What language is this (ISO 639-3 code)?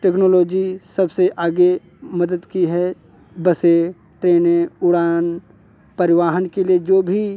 hin